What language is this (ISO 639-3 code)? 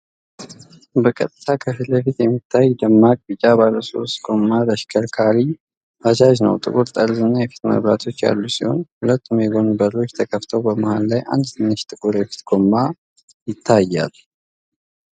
amh